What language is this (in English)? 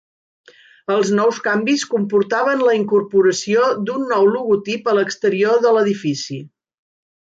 Catalan